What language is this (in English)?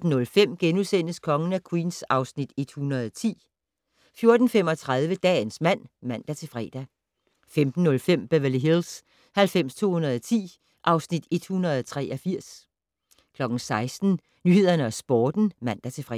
Danish